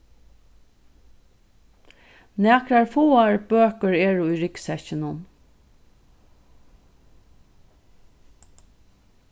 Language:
Faroese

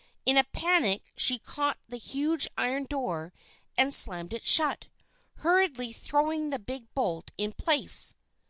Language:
English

